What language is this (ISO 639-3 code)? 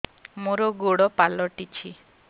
ori